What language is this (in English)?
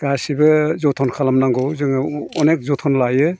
Bodo